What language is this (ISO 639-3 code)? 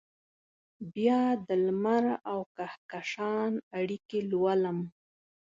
pus